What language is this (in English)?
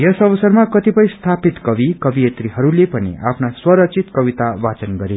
Nepali